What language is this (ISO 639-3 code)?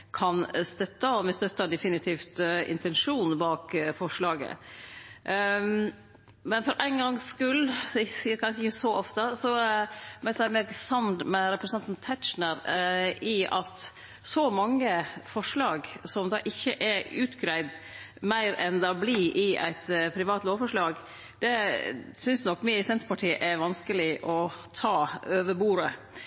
nno